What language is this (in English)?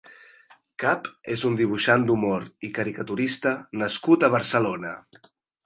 Catalan